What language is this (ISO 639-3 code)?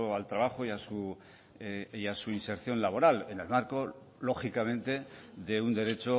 spa